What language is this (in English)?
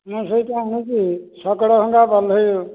Odia